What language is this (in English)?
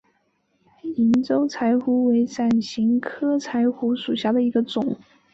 Chinese